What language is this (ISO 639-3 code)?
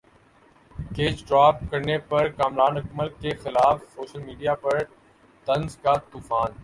urd